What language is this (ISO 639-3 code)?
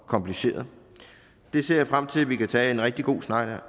dan